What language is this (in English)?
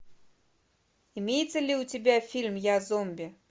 Russian